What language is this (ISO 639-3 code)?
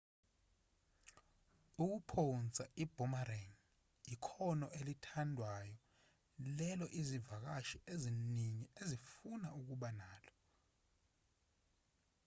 zul